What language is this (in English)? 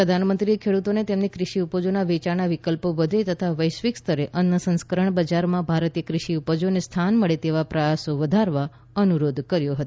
Gujarati